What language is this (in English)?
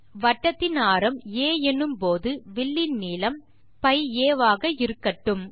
Tamil